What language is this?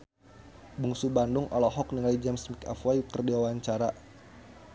Sundanese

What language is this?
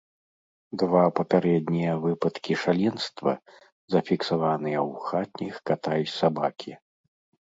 Belarusian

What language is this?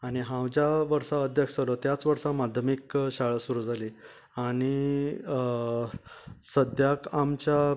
Konkani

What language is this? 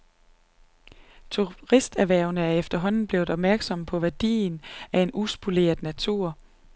Danish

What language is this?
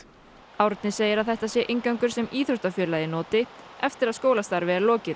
Icelandic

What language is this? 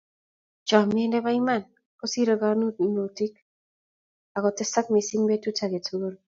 Kalenjin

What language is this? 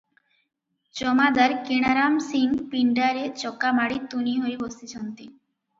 Odia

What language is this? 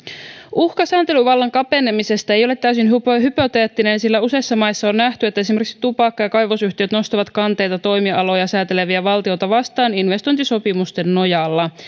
Finnish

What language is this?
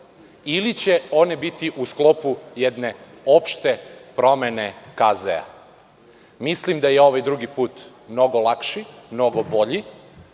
Serbian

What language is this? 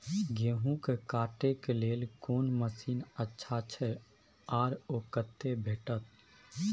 Maithili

